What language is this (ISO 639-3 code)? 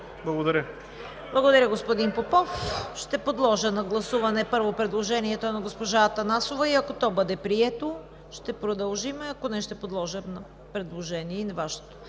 bul